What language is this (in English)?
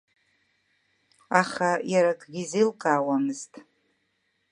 Abkhazian